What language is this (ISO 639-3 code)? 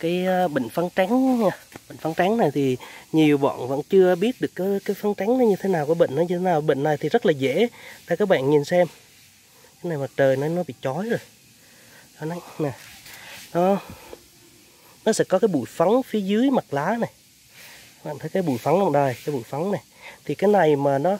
vie